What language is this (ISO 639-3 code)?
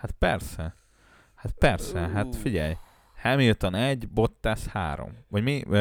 hun